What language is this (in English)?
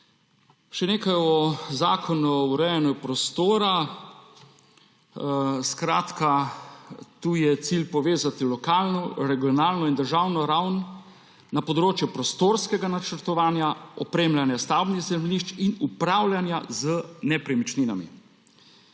Slovenian